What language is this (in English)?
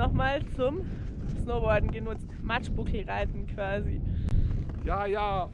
German